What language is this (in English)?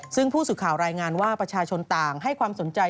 Thai